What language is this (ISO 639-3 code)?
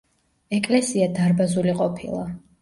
kat